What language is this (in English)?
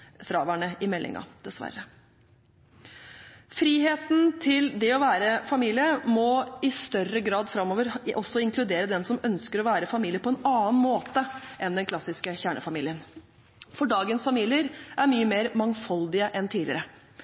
Norwegian Bokmål